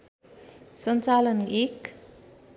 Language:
Nepali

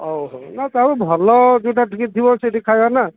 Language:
Odia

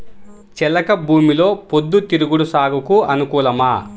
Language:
Telugu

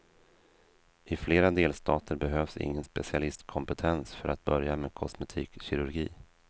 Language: Swedish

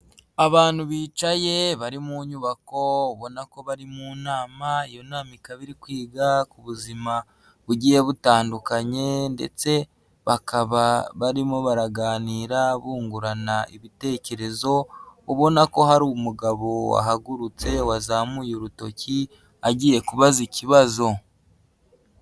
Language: Kinyarwanda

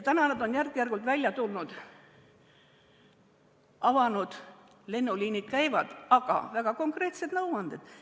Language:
Estonian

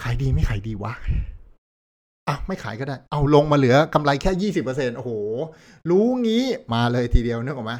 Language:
Thai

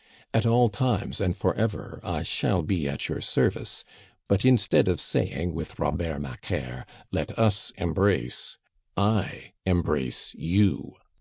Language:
English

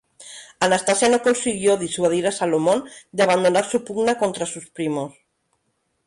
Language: Spanish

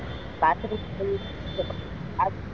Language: Gujarati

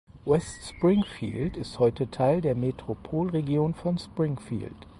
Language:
German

